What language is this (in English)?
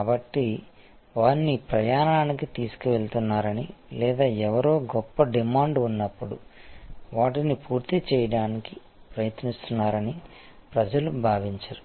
Telugu